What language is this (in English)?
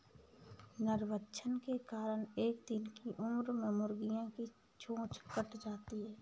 Hindi